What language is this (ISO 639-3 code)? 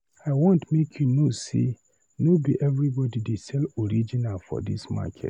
pcm